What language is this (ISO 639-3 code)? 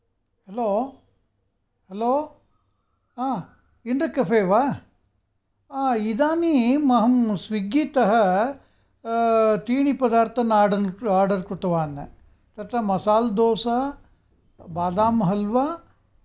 san